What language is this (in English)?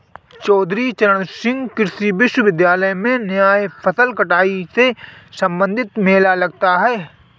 Hindi